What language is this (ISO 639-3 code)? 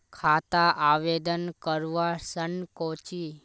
mag